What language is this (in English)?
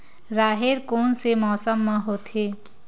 Chhattisgarhi